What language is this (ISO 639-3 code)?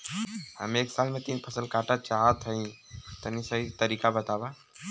bho